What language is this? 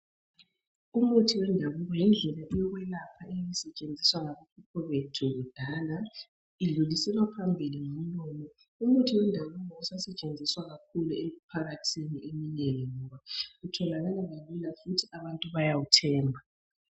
North Ndebele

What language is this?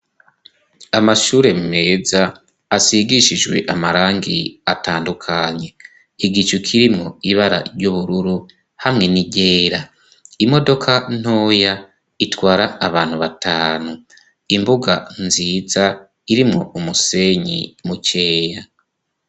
Rundi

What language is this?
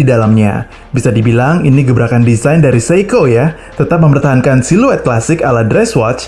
Indonesian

